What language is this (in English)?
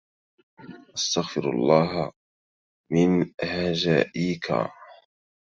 Arabic